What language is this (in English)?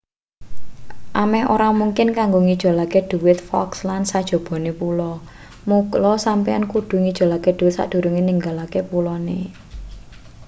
Javanese